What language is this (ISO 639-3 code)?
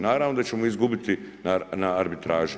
hrv